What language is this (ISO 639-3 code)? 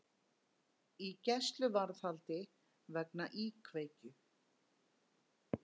isl